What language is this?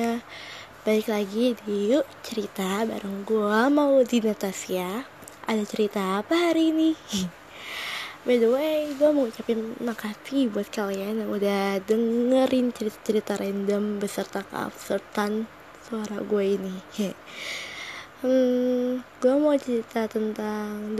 Indonesian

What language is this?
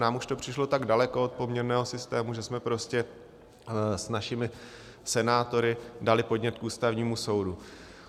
Czech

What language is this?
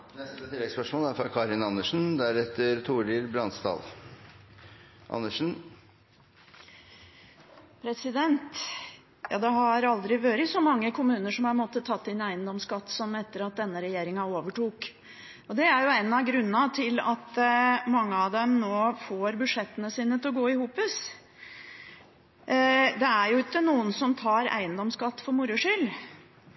Norwegian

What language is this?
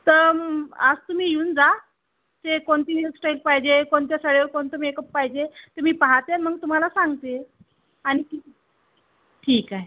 Marathi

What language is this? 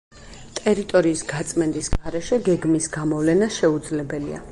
Georgian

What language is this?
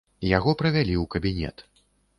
Belarusian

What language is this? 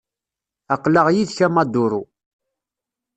Kabyle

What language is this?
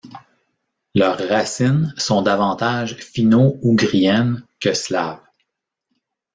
French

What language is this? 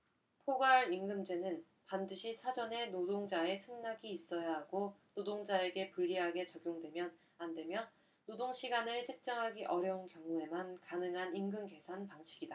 Korean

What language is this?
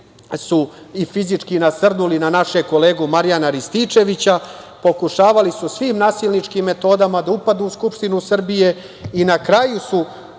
Serbian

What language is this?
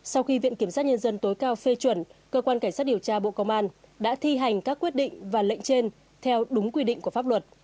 Vietnamese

